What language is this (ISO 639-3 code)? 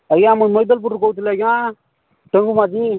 ori